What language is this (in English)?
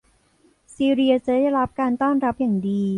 Thai